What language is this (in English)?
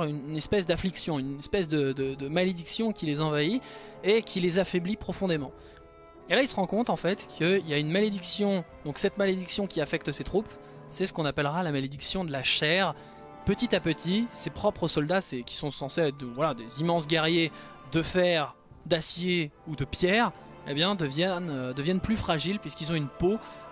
French